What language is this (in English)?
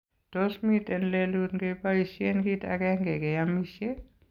Kalenjin